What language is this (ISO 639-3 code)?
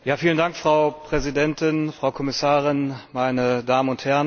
deu